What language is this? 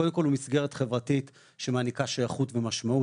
Hebrew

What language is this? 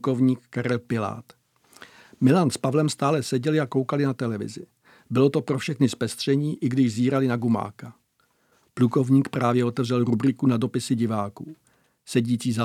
Czech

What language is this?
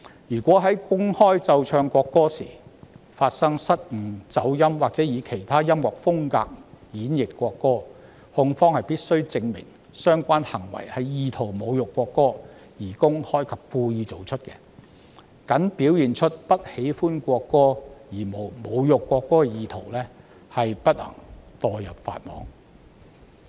Cantonese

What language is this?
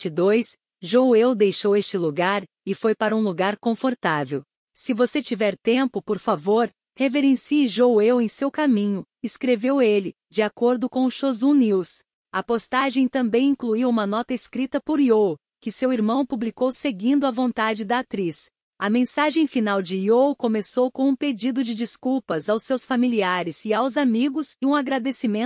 Portuguese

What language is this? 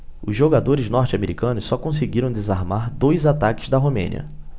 Portuguese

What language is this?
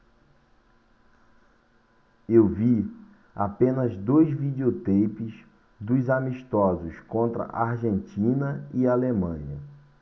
Portuguese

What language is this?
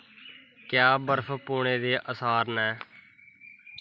Dogri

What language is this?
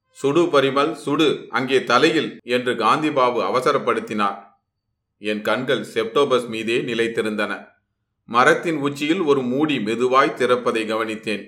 Tamil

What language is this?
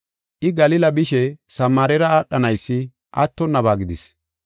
Gofa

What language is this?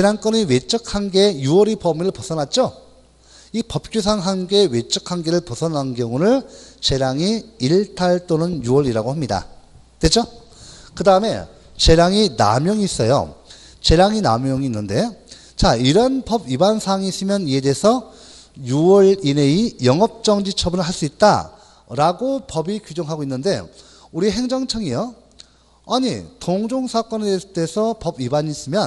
Korean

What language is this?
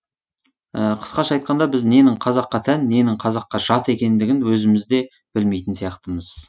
Kazakh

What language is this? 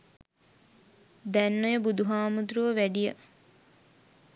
Sinhala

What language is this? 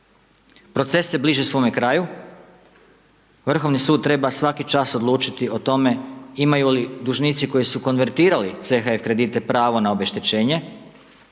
Croatian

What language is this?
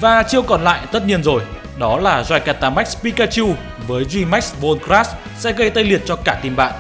Vietnamese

